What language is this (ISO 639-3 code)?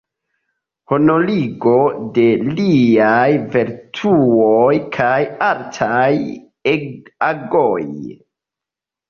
epo